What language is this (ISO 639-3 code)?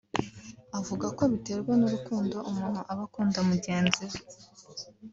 kin